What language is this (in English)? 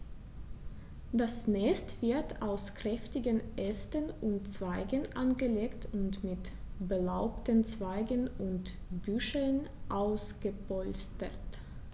German